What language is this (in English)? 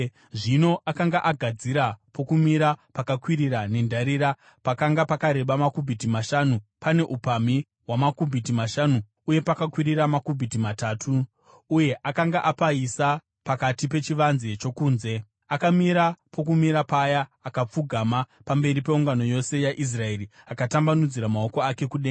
Shona